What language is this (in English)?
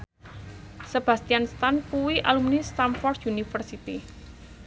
Javanese